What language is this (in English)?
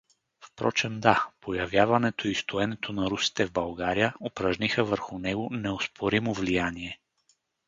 Bulgarian